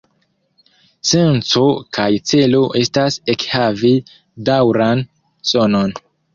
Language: Esperanto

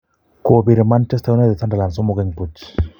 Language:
Kalenjin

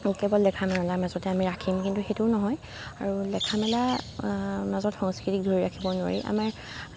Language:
Assamese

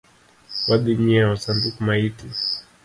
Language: Luo (Kenya and Tanzania)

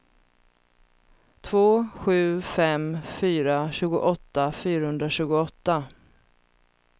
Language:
Swedish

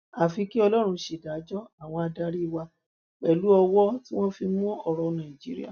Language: Yoruba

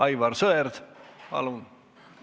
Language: Estonian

